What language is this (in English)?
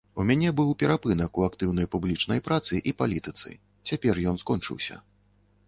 Belarusian